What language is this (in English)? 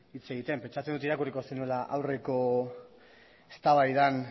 Basque